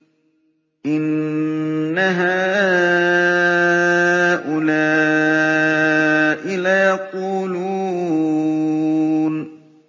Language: Arabic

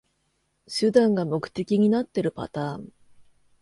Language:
Japanese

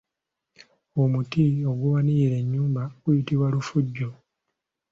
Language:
Ganda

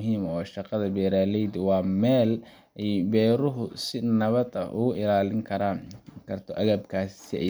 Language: Somali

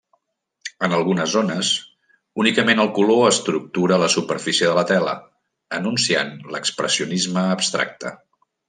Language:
Catalan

